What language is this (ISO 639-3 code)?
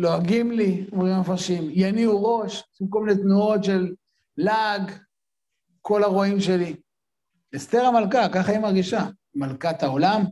heb